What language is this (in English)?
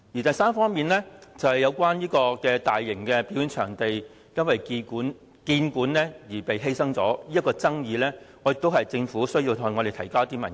Cantonese